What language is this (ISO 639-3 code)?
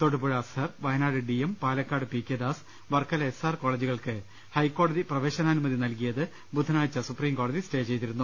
mal